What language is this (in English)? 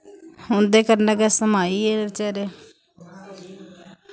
Dogri